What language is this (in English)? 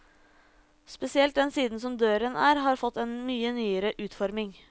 Norwegian